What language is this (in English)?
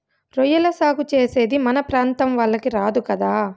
Telugu